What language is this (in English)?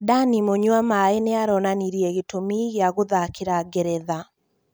Kikuyu